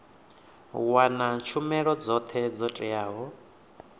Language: Venda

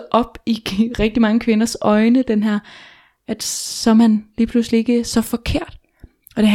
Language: Danish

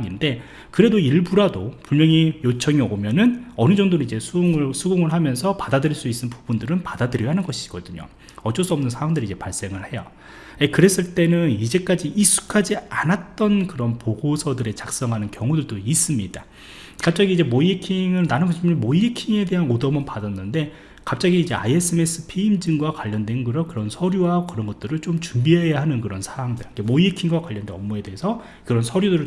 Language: Korean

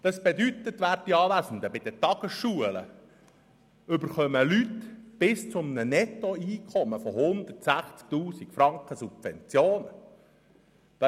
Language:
Swiss German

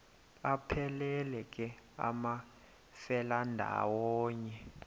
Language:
Xhosa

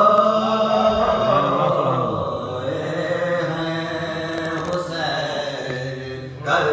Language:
Arabic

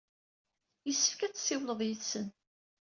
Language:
Kabyle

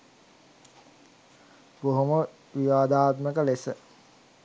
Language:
Sinhala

